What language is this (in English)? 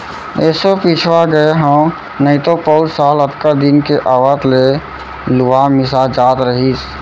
Chhattisgarhi